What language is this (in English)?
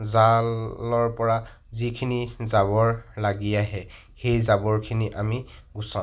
Assamese